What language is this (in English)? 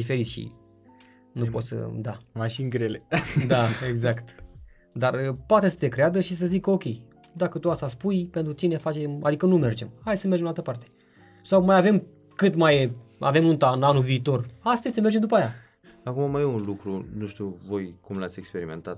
Romanian